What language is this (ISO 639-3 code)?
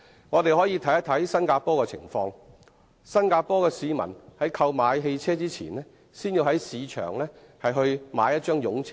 yue